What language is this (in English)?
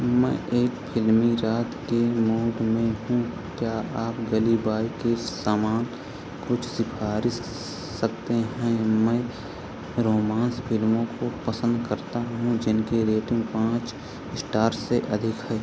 Hindi